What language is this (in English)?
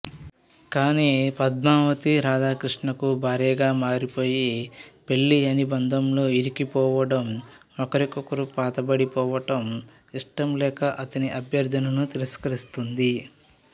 Telugu